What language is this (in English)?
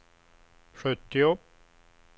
Swedish